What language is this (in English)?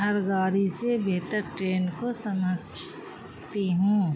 Urdu